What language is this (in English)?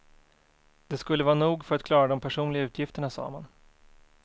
Swedish